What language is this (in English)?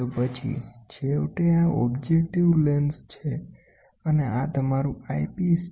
Gujarati